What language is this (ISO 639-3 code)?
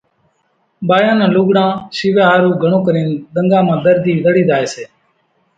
gjk